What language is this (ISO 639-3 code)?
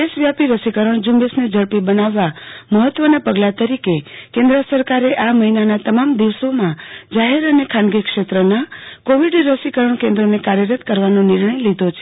guj